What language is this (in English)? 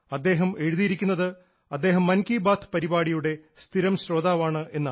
Malayalam